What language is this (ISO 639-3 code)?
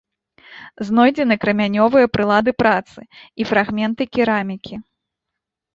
bel